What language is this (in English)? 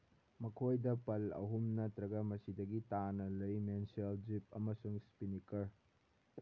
Manipuri